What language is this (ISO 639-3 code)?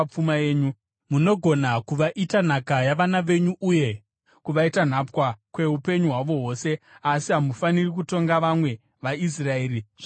sna